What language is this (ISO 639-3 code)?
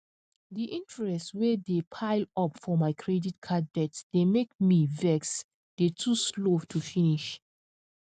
pcm